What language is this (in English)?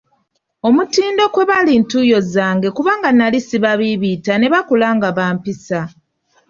Ganda